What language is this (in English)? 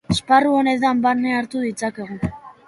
Basque